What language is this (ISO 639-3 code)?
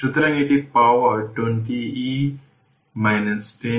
ben